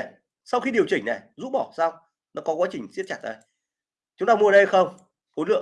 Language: Vietnamese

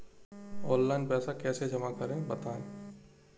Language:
Hindi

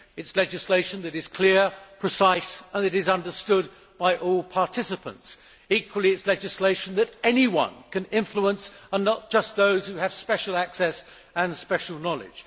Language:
English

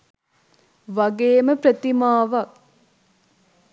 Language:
Sinhala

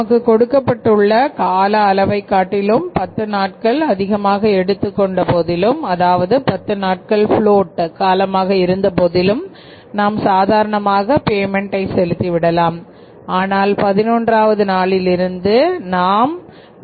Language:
Tamil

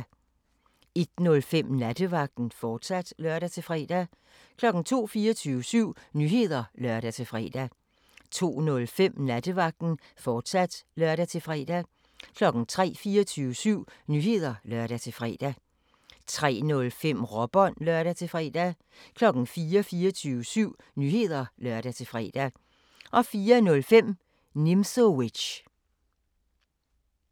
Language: Danish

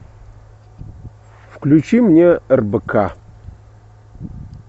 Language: Russian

